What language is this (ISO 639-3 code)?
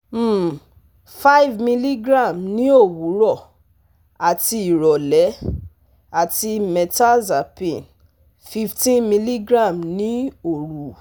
yor